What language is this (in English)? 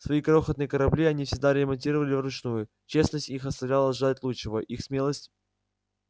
Russian